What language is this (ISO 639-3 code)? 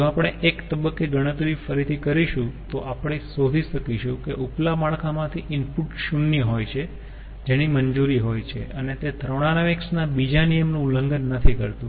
guj